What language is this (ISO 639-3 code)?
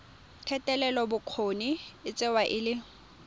tsn